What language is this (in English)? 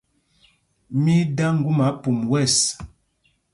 Mpumpong